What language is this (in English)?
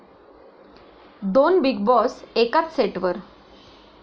Marathi